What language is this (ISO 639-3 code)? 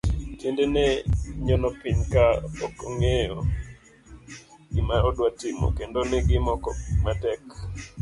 luo